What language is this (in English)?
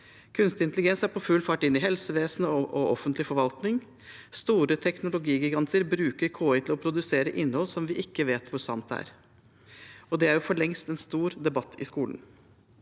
Norwegian